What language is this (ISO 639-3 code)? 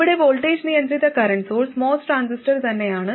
mal